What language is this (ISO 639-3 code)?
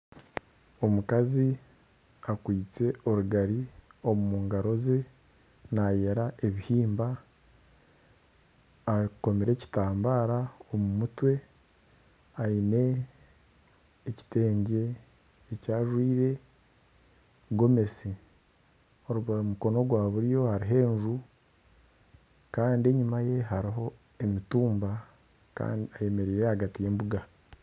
nyn